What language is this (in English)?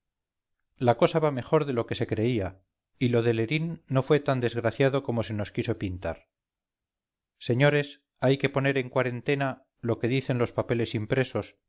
Spanish